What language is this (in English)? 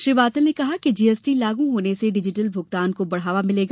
Hindi